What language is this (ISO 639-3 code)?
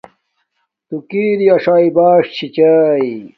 dmk